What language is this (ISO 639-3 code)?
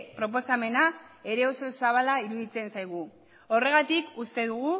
eus